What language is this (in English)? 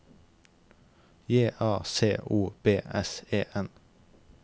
Norwegian